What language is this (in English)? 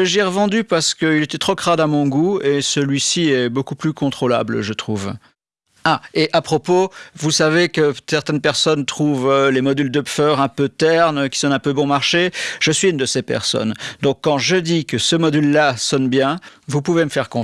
French